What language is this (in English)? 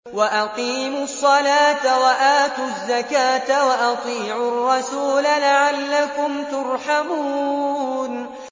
Arabic